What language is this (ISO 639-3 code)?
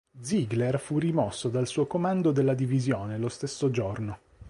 ita